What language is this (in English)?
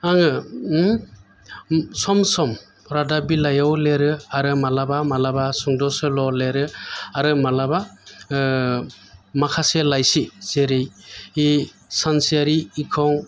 Bodo